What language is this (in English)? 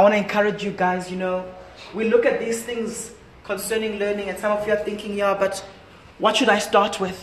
English